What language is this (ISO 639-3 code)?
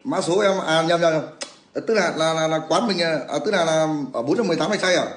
vie